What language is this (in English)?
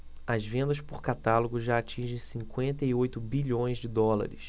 Portuguese